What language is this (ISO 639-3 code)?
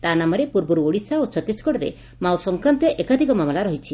ori